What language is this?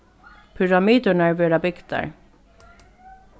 Faroese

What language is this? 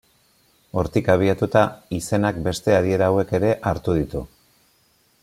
Basque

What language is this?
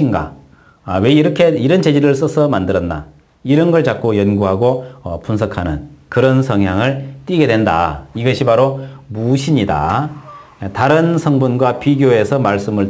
Korean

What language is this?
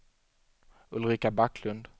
Swedish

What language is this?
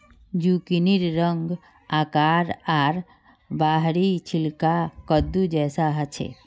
Magahi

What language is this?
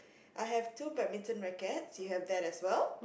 English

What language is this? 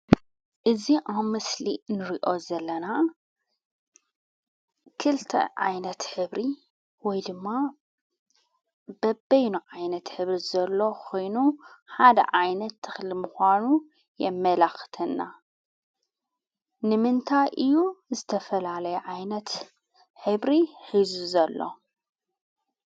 Tigrinya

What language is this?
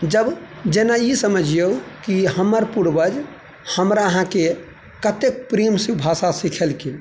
Maithili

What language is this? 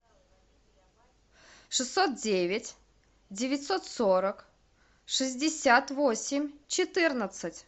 Russian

